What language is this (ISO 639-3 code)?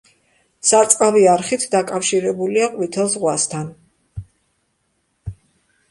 kat